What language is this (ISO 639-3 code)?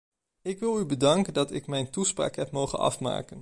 nld